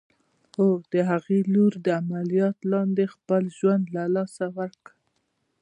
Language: Pashto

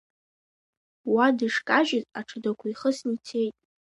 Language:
Abkhazian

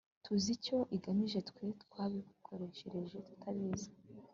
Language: Kinyarwanda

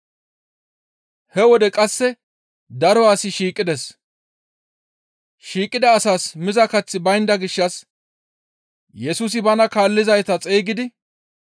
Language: Gamo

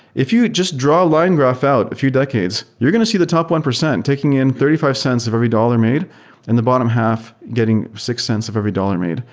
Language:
English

